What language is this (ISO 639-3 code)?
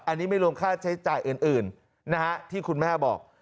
tha